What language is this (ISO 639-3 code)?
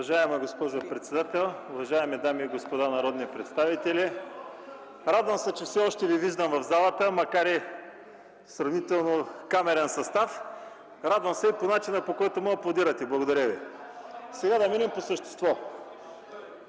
bul